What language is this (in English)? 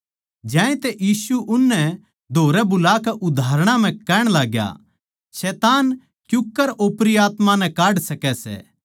Haryanvi